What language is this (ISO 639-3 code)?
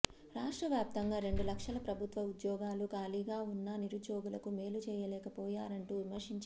tel